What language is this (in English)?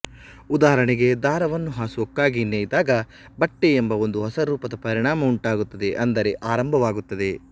Kannada